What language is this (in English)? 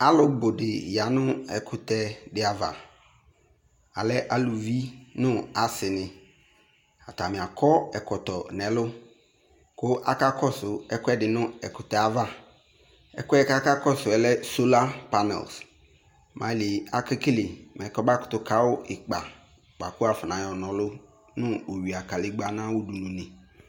Ikposo